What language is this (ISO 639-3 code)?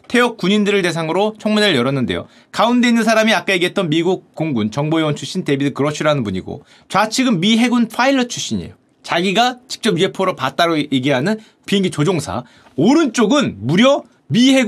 kor